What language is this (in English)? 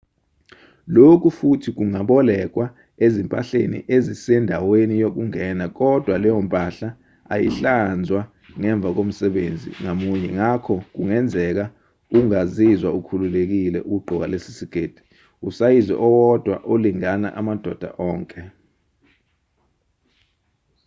Zulu